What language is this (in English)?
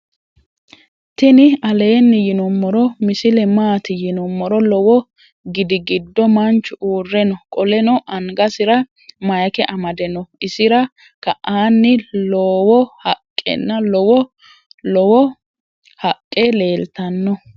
Sidamo